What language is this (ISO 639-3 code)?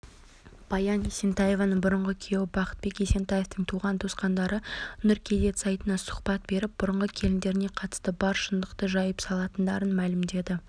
kaz